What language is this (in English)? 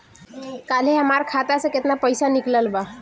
Bhojpuri